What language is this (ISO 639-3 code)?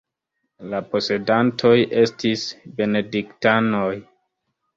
epo